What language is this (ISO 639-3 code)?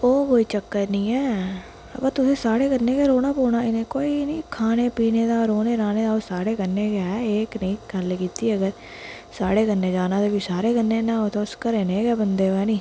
doi